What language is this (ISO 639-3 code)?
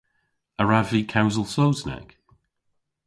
cor